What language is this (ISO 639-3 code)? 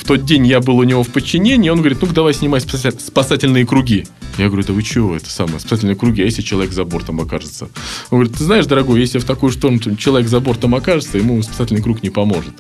rus